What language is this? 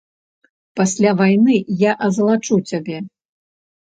Belarusian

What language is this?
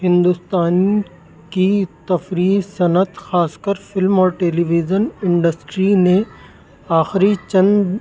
Urdu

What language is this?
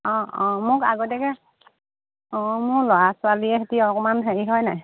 Assamese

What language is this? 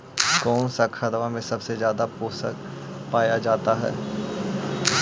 Magahi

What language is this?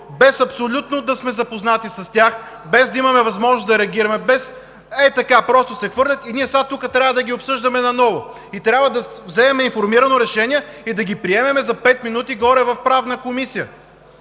Bulgarian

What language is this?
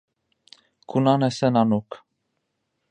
Czech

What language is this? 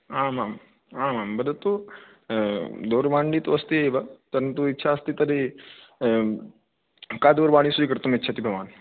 Sanskrit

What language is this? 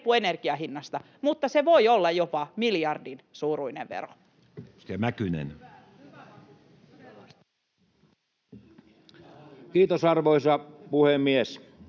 Finnish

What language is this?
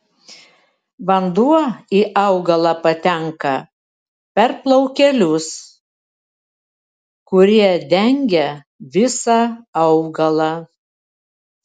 Lithuanian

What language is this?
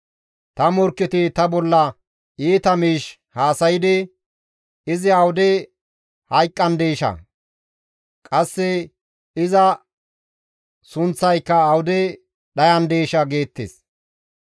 Gamo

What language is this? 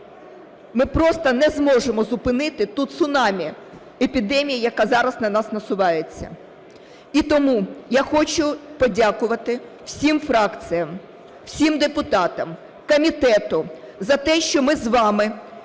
Ukrainian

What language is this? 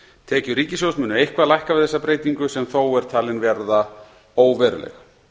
Icelandic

